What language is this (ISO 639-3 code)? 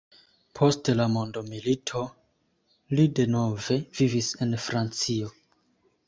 epo